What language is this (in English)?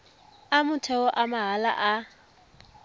Tswana